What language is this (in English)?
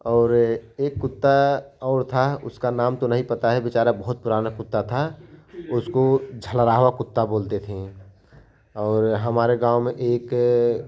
Hindi